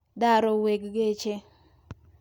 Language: Luo (Kenya and Tanzania)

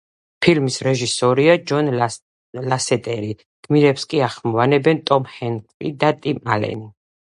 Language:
Georgian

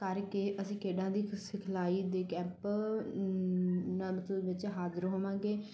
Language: Punjabi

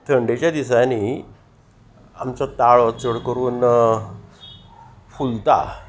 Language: Konkani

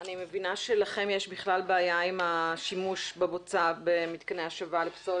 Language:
Hebrew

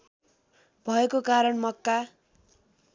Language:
Nepali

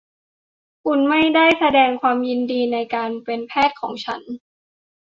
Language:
Thai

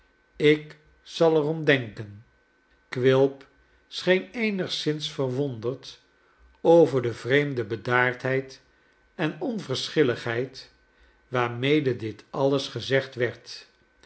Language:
Dutch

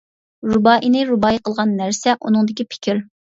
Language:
Uyghur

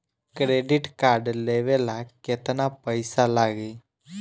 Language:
Bhojpuri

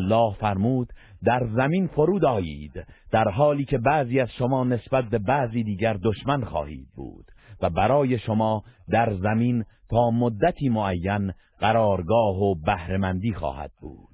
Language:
Persian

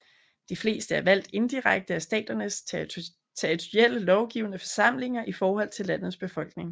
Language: Danish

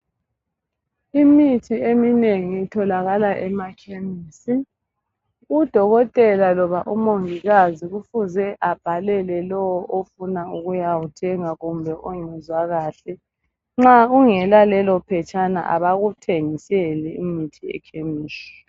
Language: North Ndebele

